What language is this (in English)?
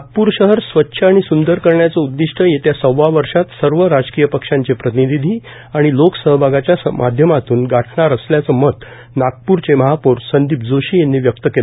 Marathi